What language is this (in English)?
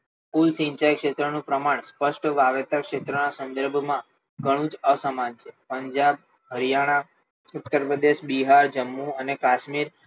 Gujarati